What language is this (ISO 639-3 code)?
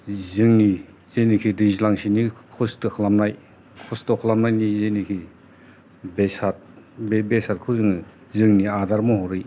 brx